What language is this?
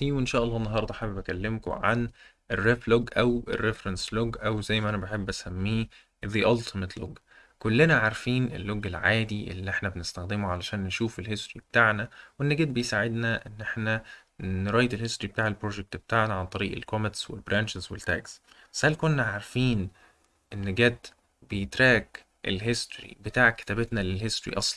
Arabic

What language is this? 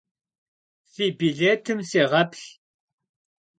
Kabardian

